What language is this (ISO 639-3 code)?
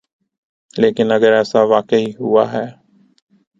urd